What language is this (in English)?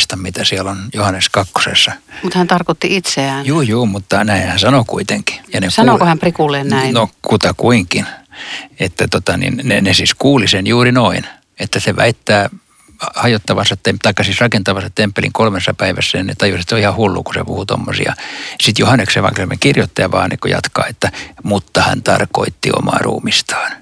Finnish